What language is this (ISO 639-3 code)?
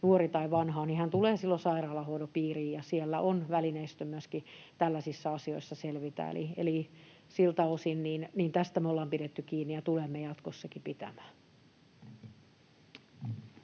fin